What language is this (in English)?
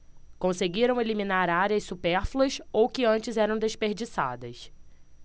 Portuguese